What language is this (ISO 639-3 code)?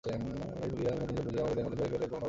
ben